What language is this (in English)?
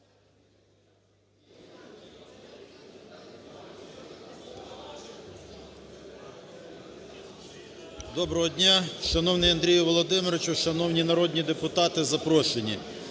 Ukrainian